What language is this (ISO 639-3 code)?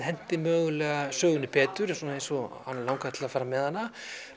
isl